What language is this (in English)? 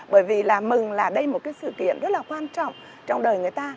Vietnamese